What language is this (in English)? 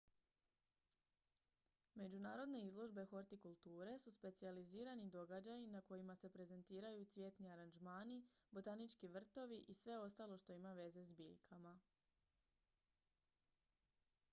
Croatian